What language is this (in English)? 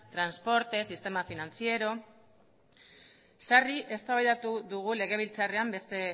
Basque